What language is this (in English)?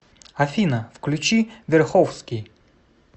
Russian